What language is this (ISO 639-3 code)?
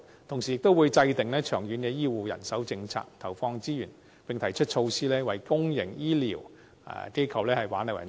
yue